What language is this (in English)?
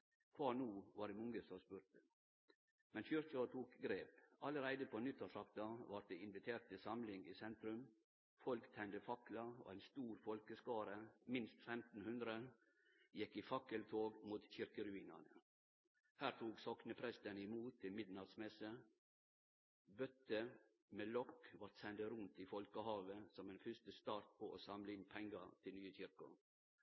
Norwegian Nynorsk